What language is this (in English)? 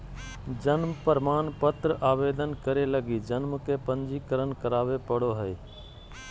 Magahi